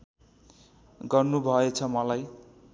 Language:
Nepali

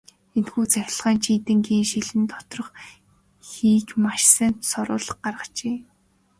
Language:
Mongolian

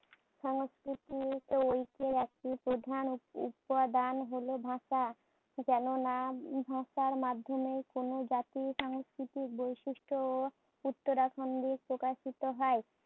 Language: Bangla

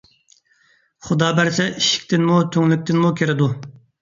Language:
Uyghur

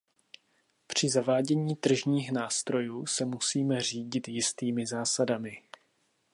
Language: Czech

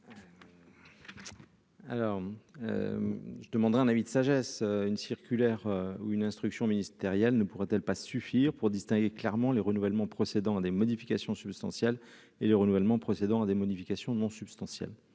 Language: French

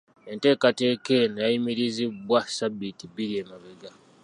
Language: Ganda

